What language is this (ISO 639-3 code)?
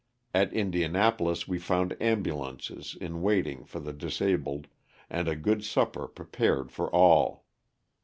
eng